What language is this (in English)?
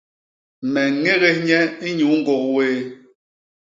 Basaa